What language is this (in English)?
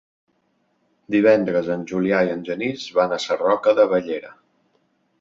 Catalan